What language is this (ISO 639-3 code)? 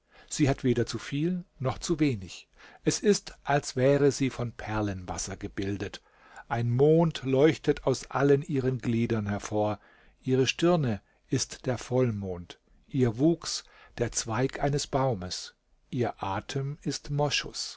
deu